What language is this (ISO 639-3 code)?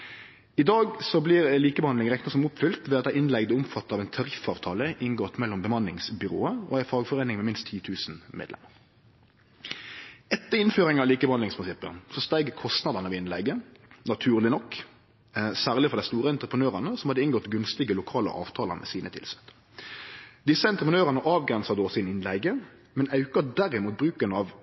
nno